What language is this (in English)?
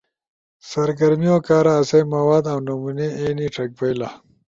Ushojo